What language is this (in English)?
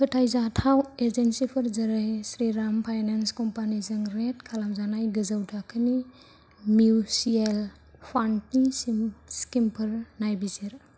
Bodo